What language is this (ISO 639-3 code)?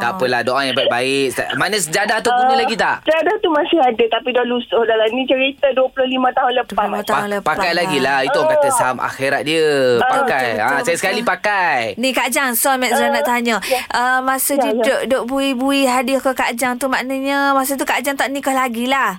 msa